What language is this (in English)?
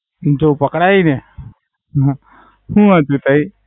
Gujarati